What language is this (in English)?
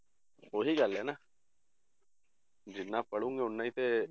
Punjabi